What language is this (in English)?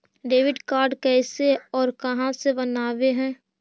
Magahi